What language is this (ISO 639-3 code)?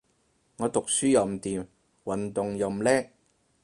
yue